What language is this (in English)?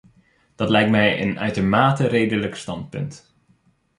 Dutch